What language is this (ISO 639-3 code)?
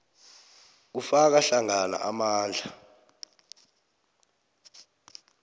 nbl